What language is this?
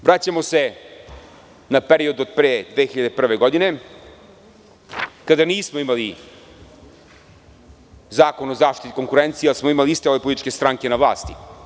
Serbian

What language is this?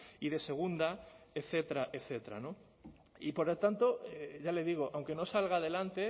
Spanish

